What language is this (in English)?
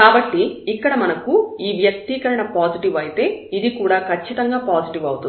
Telugu